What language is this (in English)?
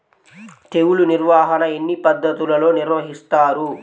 Telugu